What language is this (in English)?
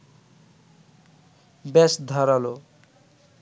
Bangla